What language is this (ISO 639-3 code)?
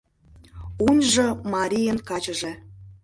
chm